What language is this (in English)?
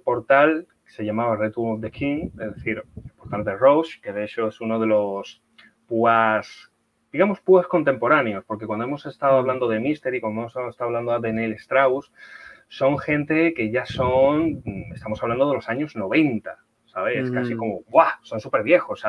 Spanish